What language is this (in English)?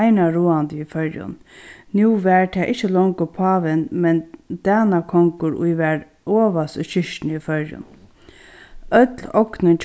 Faroese